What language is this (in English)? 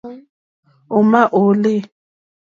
Mokpwe